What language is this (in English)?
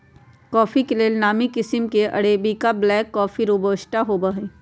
Magahi